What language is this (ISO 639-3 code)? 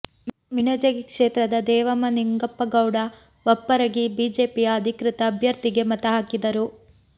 kan